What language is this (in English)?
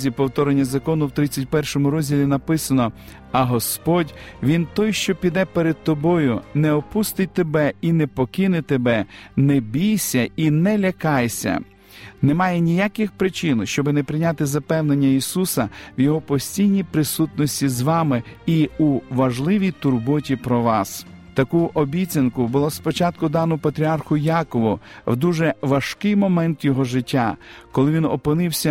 Ukrainian